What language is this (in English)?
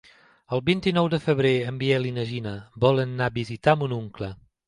Catalan